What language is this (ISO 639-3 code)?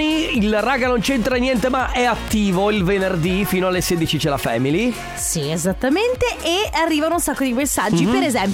ita